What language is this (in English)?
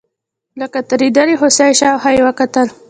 Pashto